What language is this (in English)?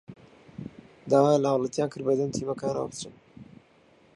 Central Kurdish